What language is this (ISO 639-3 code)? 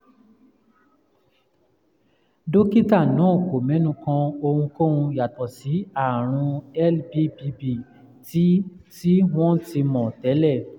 yor